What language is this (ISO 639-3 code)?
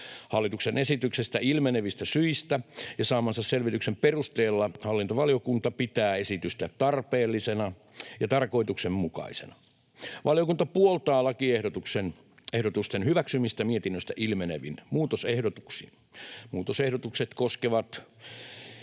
fin